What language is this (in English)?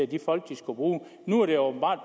Danish